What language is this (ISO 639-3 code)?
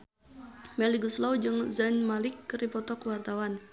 sun